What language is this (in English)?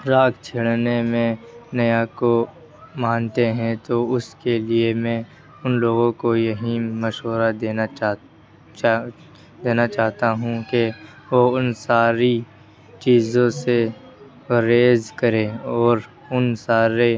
Urdu